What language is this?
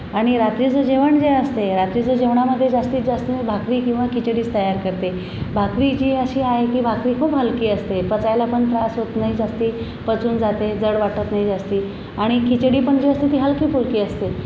Marathi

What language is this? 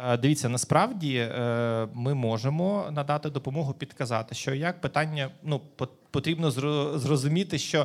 Ukrainian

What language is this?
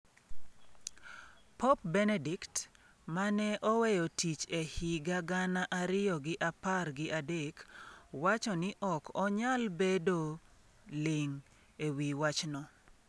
Luo (Kenya and Tanzania)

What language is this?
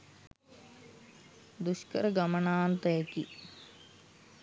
Sinhala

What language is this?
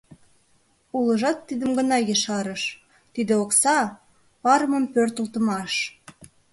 Mari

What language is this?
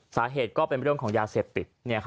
Thai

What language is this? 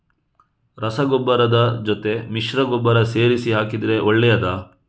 Kannada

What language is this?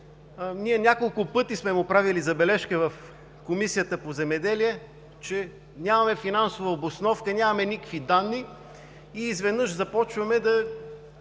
Bulgarian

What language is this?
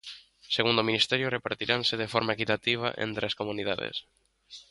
Galician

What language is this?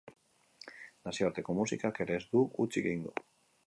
Basque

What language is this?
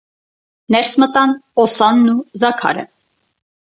Armenian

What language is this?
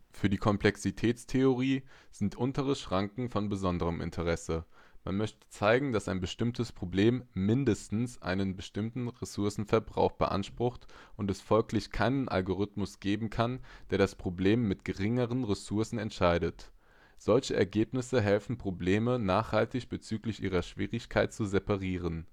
German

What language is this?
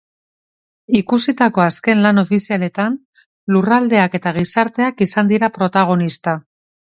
Basque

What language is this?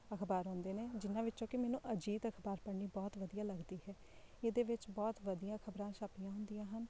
Punjabi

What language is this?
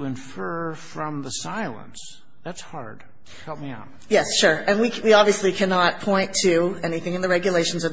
English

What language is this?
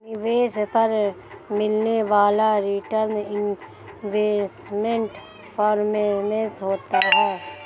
Hindi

